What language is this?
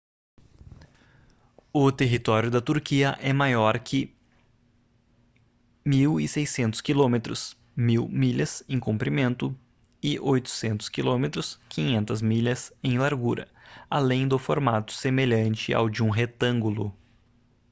Portuguese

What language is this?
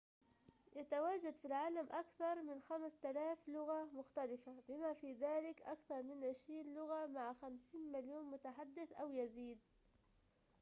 Arabic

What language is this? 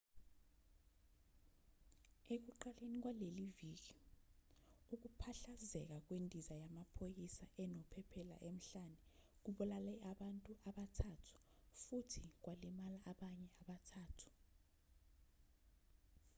Zulu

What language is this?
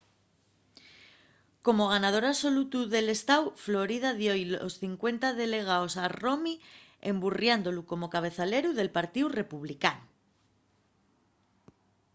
Asturian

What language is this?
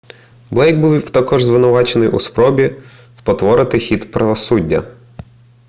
Ukrainian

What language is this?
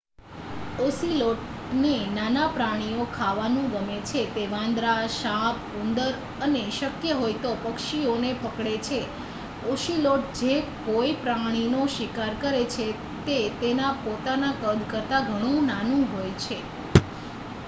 Gujarati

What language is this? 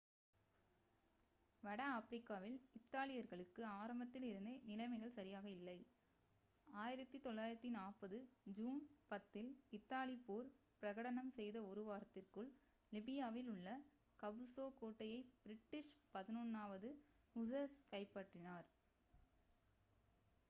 Tamil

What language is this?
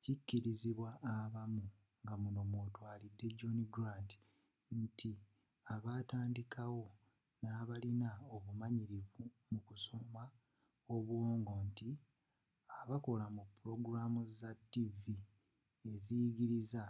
Ganda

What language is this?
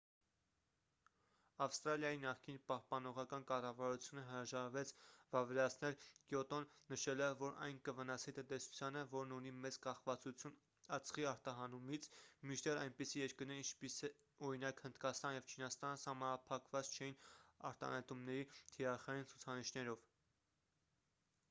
Armenian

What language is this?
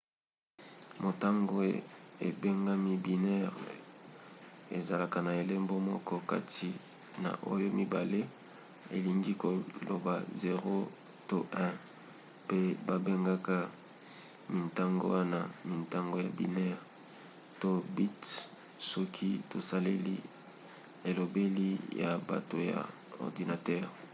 Lingala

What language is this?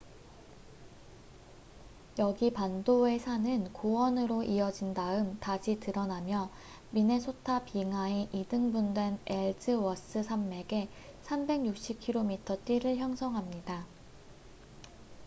Korean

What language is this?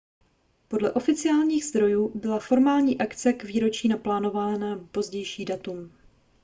Czech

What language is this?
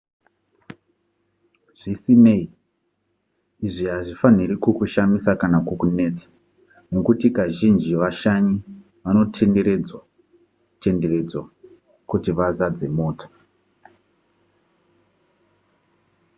Shona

